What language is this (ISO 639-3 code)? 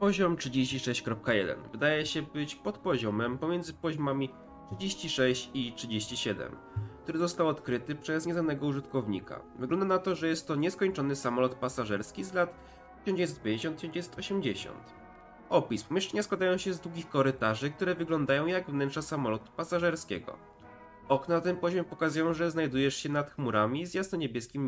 pol